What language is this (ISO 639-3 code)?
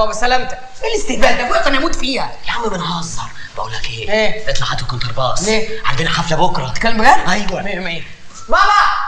ara